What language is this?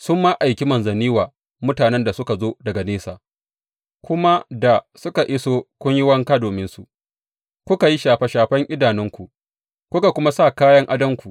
Hausa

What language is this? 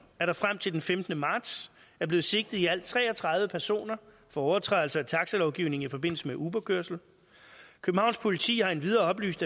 Danish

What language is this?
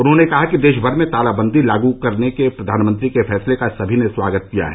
Hindi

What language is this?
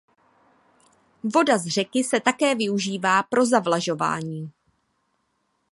Czech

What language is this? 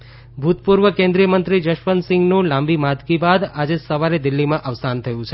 Gujarati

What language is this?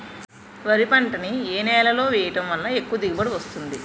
Telugu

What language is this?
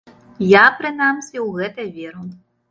Belarusian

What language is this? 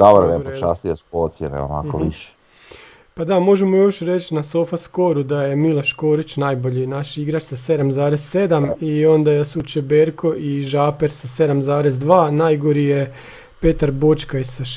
Croatian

